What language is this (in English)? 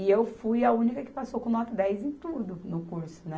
Portuguese